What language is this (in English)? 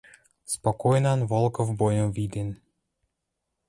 Western Mari